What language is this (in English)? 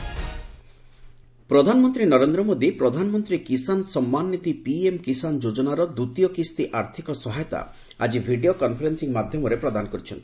Odia